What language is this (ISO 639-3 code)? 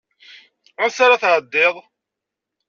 kab